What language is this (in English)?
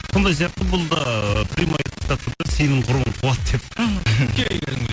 Kazakh